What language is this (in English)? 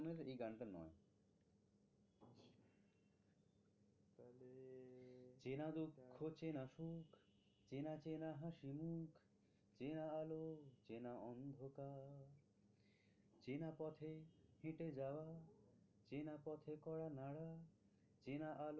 Bangla